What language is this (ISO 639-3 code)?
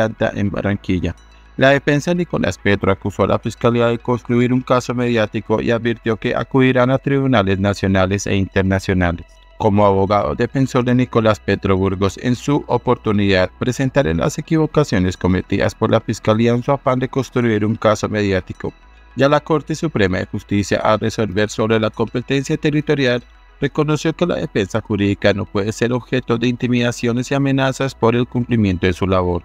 spa